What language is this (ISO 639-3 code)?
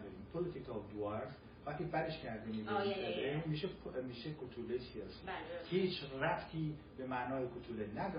fas